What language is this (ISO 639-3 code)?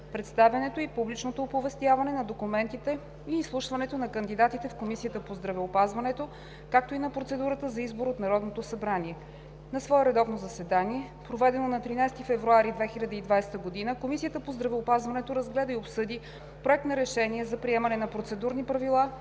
bul